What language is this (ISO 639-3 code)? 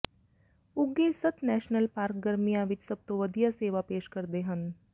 pan